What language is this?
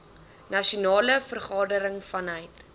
Afrikaans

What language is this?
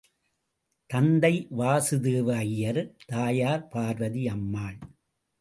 Tamil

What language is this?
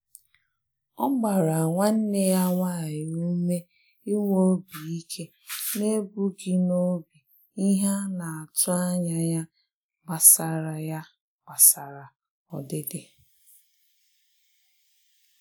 Igbo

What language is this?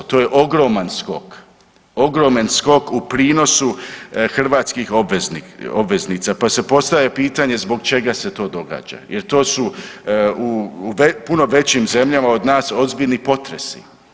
Croatian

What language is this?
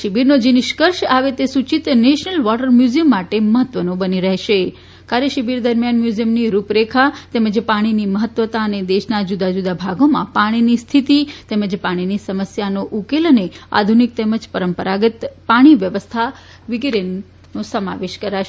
Gujarati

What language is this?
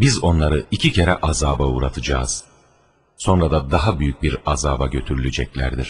Turkish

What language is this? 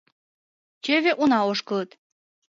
Mari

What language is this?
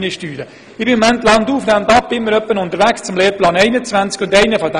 Swiss German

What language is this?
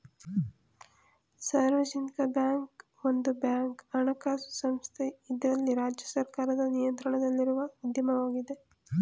Kannada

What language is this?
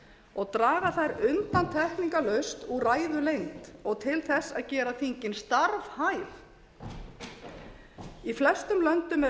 Icelandic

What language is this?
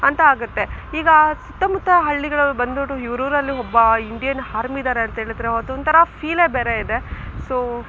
Kannada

